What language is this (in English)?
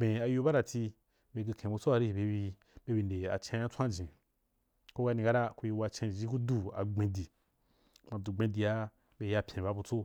Wapan